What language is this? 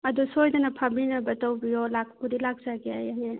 Manipuri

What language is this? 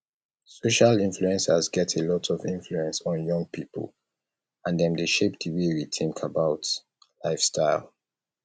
Nigerian Pidgin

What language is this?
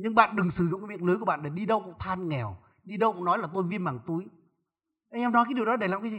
Vietnamese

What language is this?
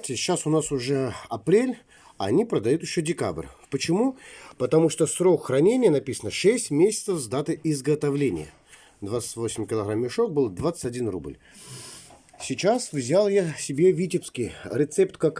Russian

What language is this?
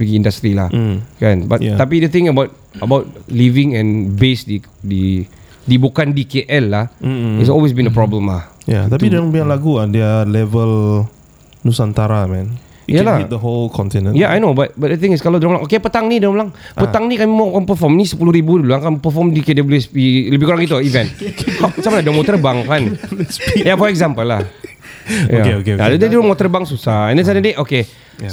Malay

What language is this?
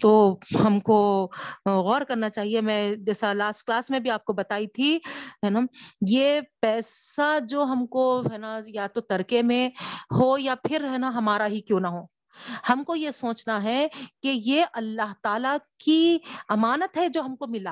Urdu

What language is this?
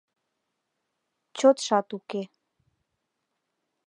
Mari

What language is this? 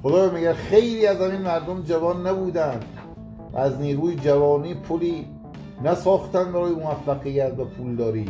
Persian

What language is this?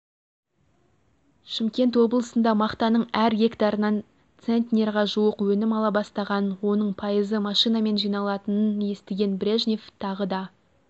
Kazakh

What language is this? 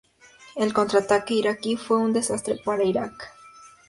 Spanish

